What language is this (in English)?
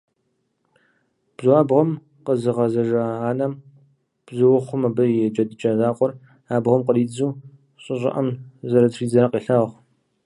Kabardian